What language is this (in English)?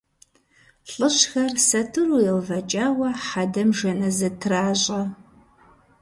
Kabardian